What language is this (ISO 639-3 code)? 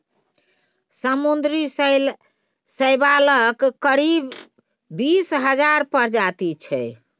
mai